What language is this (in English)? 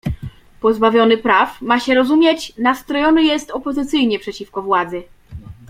Polish